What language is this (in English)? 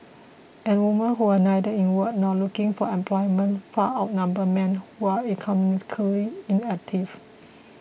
English